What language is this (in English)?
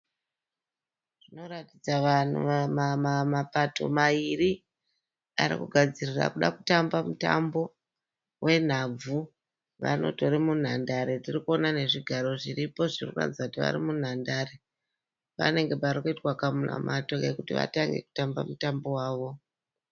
Shona